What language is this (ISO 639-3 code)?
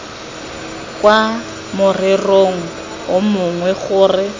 tsn